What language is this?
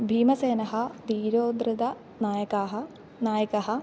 Sanskrit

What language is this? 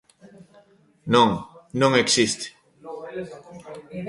Galician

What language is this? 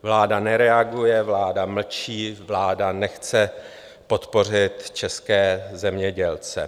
Czech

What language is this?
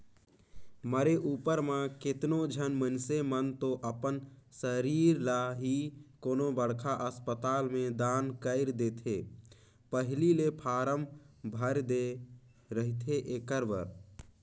Chhattisgarhi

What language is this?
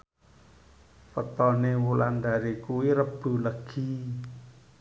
Javanese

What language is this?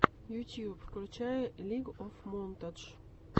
Russian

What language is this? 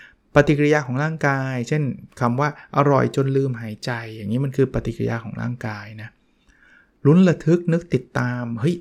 Thai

